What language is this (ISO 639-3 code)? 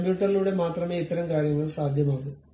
mal